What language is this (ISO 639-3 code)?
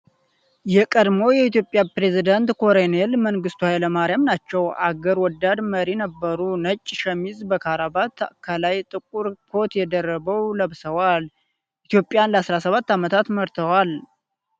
amh